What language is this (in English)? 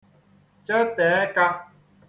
Igbo